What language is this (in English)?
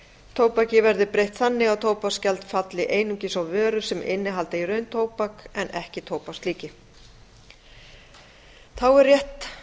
Icelandic